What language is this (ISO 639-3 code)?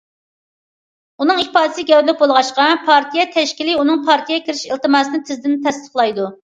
uig